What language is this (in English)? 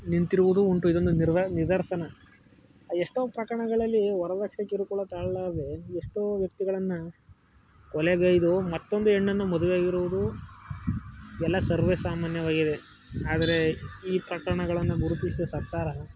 Kannada